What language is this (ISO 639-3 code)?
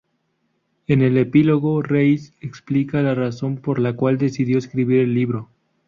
spa